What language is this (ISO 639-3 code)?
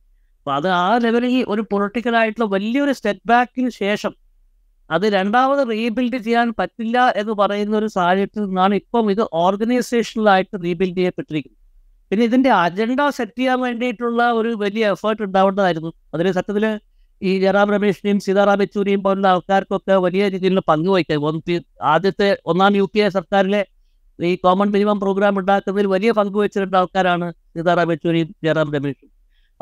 mal